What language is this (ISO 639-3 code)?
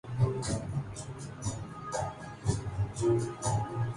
urd